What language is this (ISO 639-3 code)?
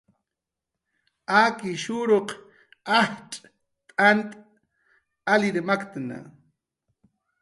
jqr